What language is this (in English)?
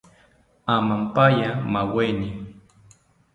South Ucayali Ashéninka